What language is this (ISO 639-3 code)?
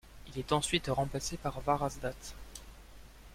fra